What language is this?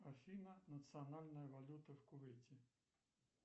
Russian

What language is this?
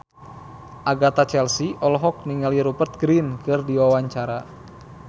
Sundanese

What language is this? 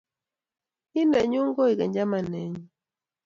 Kalenjin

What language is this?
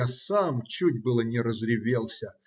Russian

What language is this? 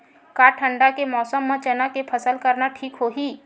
Chhattisgarhi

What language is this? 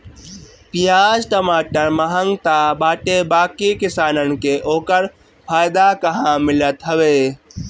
Bhojpuri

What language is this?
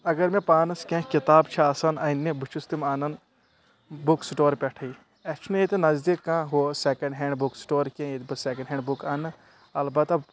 Kashmiri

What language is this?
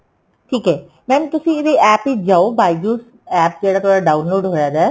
Punjabi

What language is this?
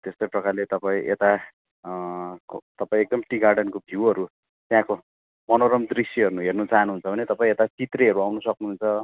Nepali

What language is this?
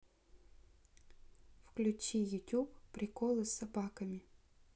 Russian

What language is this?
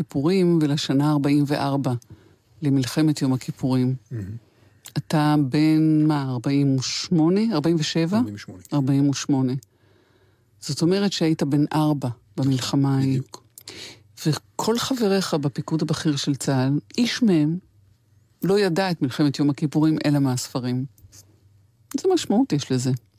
Hebrew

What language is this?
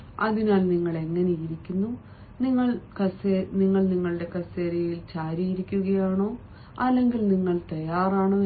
Malayalam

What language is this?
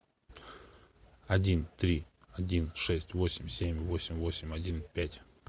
Russian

